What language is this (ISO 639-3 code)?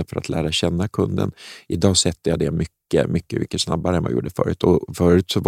swe